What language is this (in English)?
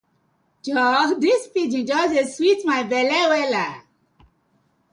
Nigerian Pidgin